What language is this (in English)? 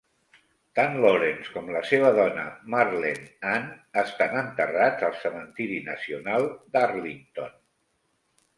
Catalan